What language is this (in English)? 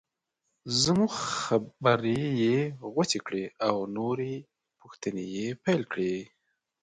Pashto